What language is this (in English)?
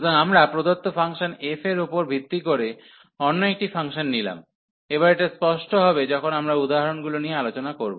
Bangla